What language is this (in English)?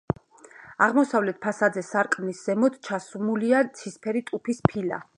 Georgian